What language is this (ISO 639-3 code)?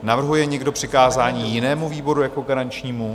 ces